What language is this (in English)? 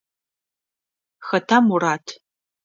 Adyghe